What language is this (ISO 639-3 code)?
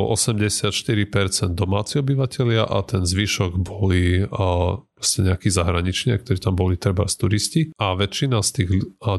slk